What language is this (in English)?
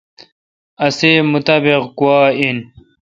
Kalkoti